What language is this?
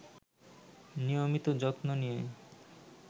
Bangla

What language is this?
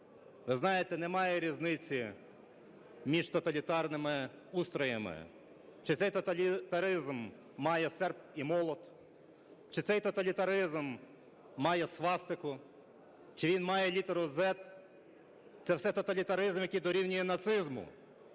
Ukrainian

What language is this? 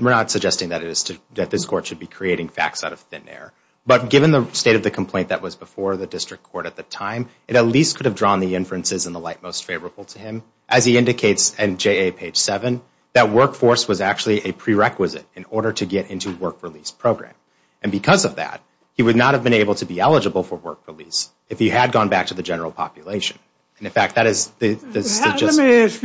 English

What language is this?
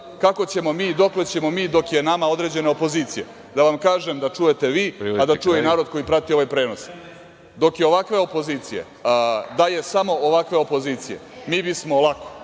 Serbian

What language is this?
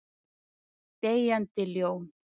Icelandic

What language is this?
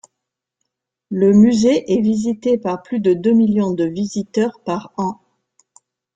French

